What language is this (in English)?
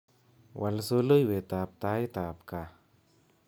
Kalenjin